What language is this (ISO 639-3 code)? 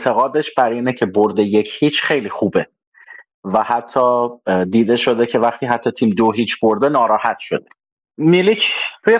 fas